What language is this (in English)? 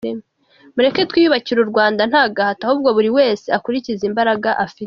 Kinyarwanda